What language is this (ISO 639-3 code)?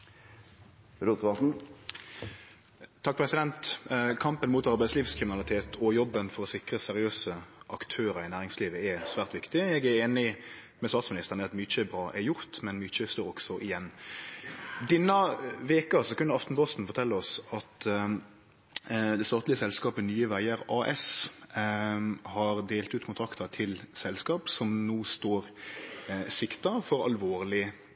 nno